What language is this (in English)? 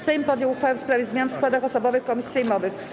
Polish